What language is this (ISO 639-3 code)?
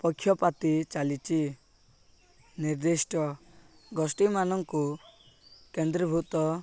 ori